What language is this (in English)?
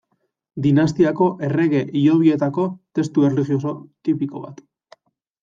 Basque